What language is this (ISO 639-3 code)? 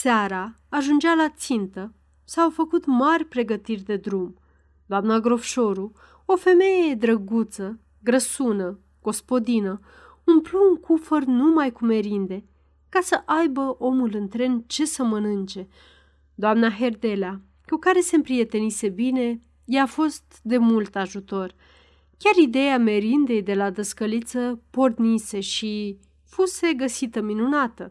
ron